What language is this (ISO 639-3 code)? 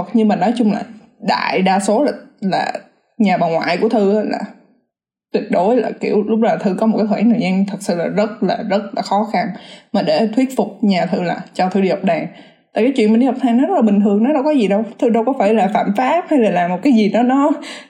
vie